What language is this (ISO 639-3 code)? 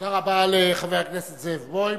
heb